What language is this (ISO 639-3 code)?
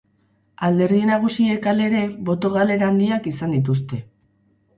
eus